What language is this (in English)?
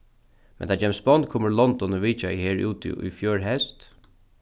Faroese